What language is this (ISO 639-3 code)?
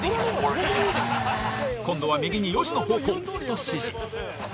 jpn